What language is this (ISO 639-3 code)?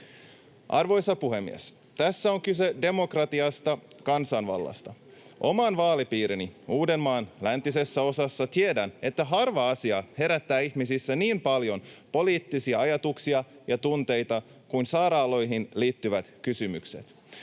fin